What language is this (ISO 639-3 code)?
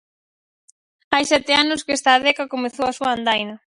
glg